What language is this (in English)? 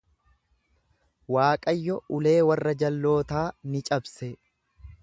Oromo